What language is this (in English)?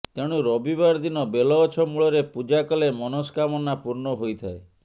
Odia